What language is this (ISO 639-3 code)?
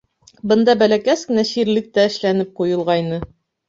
bak